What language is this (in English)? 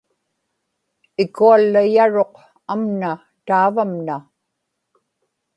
Inupiaq